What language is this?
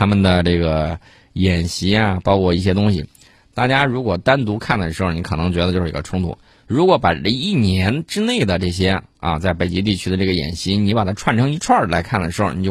Chinese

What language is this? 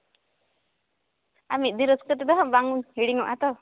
Santali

